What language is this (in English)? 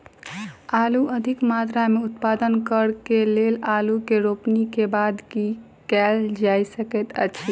Maithili